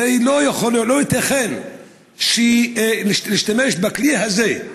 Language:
Hebrew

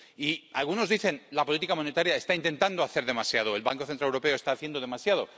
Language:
Spanish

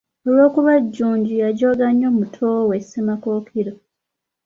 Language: Ganda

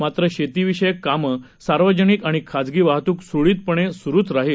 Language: Marathi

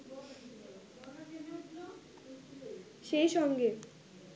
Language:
Bangla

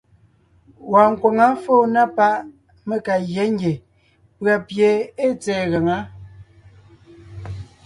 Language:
Ngiemboon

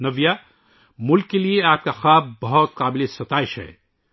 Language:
Urdu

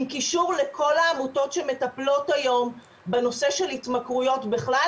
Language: Hebrew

